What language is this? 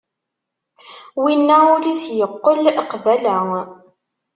Kabyle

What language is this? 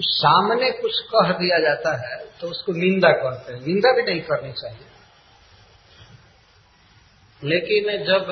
Hindi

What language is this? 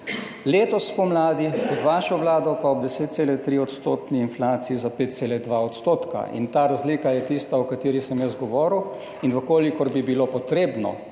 Slovenian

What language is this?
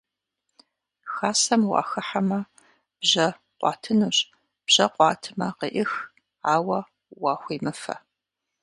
Kabardian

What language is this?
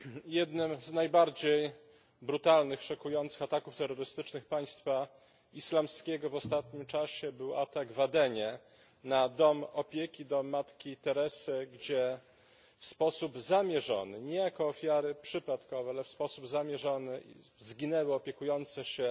Polish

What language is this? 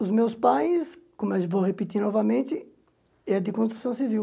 Portuguese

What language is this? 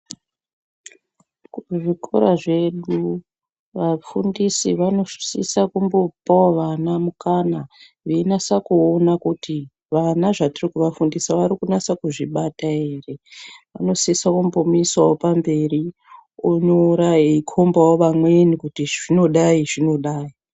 Ndau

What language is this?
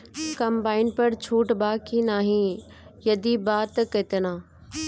Bhojpuri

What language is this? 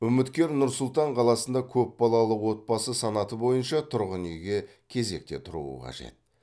Kazakh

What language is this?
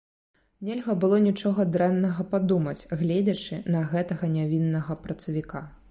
Belarusian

